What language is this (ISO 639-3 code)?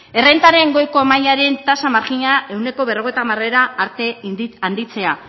eus